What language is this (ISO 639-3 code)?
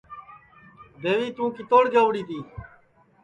ssi